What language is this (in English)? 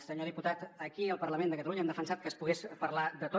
Catalan